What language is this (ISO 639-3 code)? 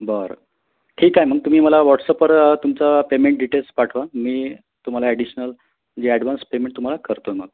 mar